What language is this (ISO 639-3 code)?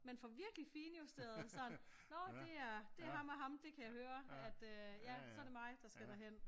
dan